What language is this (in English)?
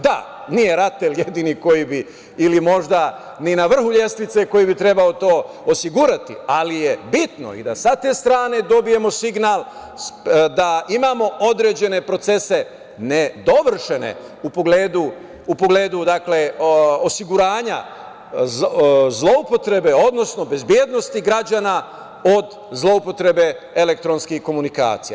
Serbian